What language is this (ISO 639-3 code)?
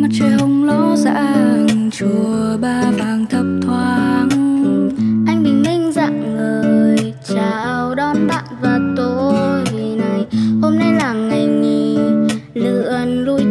vie